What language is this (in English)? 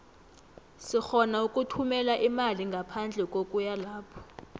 South Ndebele